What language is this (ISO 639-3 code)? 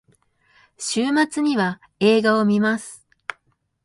jpn